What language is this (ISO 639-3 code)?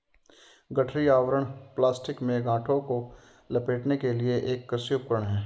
hin